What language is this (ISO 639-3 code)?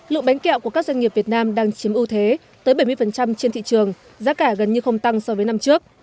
vie